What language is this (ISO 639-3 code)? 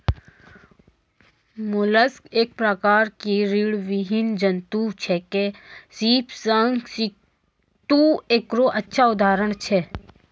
mai